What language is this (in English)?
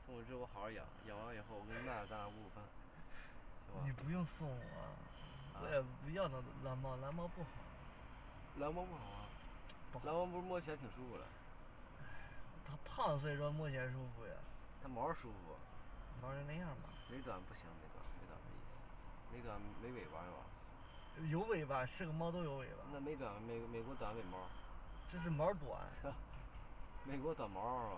Chinese